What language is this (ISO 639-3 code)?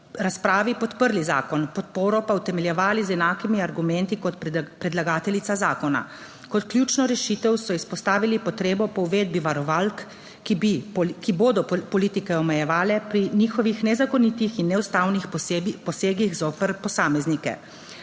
slv